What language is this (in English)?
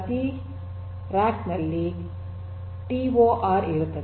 Kannada